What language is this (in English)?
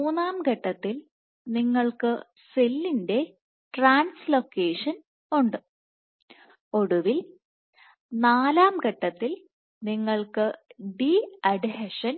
Malayalam